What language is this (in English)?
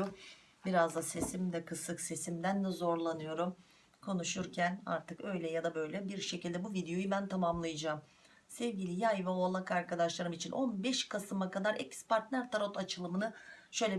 Turkish